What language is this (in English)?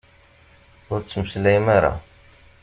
Kabyle